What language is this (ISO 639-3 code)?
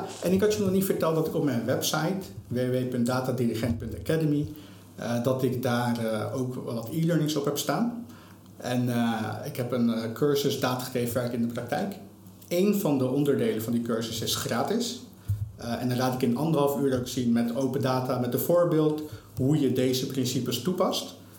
nld